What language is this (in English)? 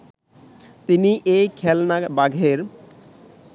Bangla